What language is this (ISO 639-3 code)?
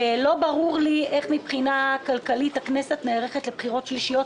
heb